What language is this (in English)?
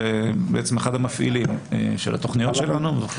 Hebrew